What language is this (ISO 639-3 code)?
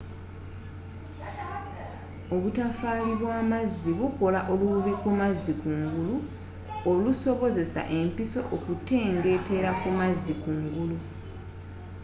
lug